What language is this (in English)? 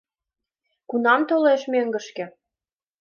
Mari